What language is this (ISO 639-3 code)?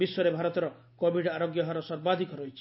ori